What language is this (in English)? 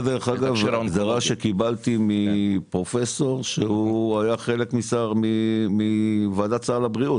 Hebrew